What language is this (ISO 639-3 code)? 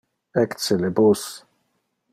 ina